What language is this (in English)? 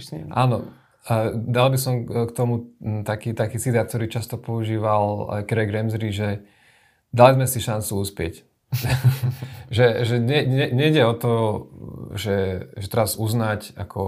Slovak